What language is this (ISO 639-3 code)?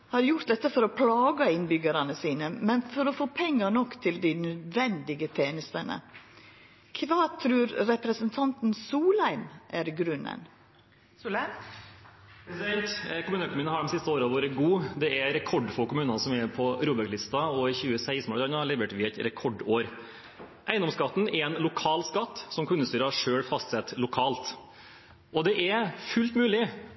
nor